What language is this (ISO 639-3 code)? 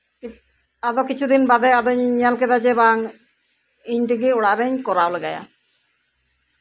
sat